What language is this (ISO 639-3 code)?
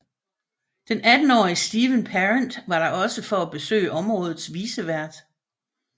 dan